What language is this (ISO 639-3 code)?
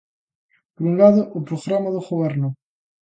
glg